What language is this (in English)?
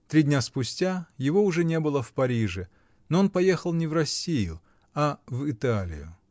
Russian